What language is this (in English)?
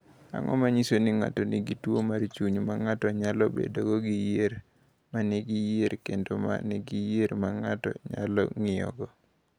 Luo (Kenya and Tanzania)